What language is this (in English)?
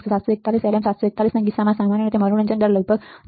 Gujarati